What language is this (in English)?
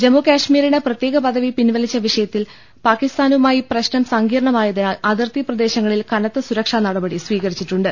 Malayalam